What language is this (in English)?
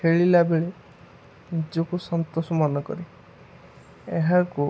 Odia